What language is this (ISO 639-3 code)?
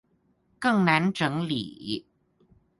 zho